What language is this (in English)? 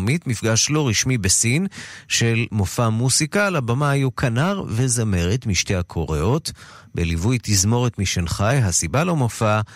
Hebrew